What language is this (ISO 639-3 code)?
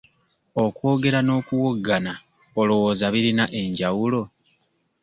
lug